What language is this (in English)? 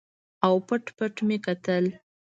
Pashto